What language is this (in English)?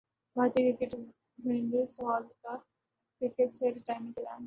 Urdu